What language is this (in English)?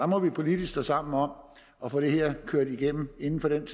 Danish